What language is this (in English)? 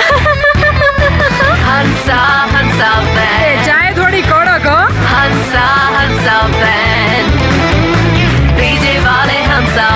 Hindi